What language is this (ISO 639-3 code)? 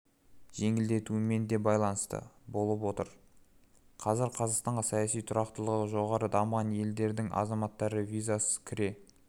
kaz